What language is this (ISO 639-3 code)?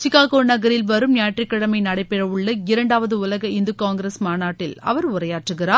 tam